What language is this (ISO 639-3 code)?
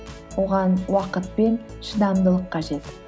kaz